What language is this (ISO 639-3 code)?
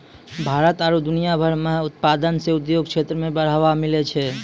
mai